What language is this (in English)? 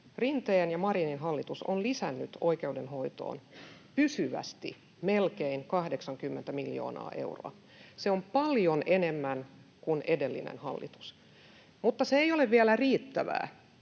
Finnish